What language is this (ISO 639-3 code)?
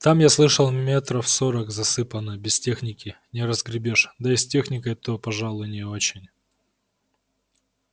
rus